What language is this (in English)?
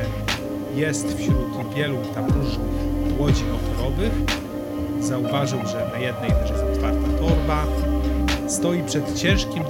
Polish